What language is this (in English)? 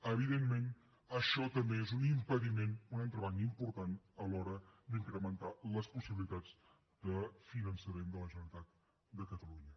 Catalan